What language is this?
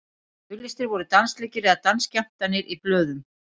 Icelandic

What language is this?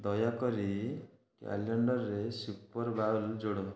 Odia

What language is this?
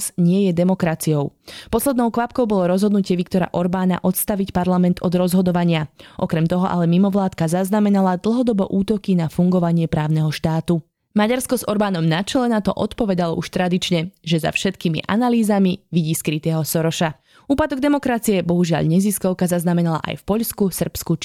Slovak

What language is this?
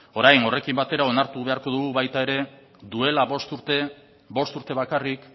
Basque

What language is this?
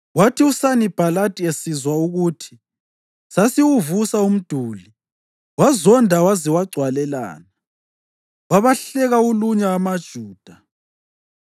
North Ndebele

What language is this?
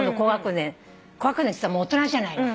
Japanese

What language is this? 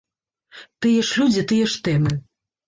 Belarusian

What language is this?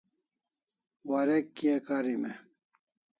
Kalasha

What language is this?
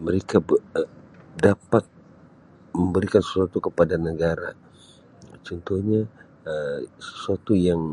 Sabah Malay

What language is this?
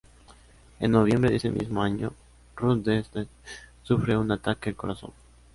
Spanish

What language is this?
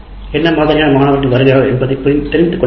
Tamil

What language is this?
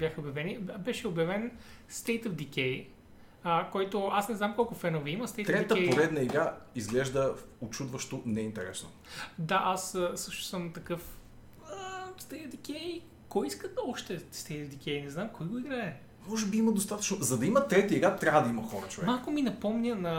Bulgarian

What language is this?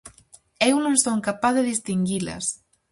Galician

